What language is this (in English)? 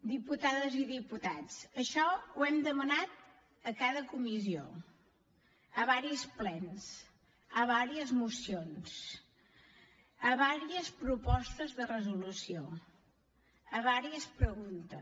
Catalan